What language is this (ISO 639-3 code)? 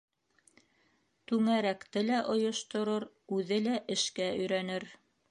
bak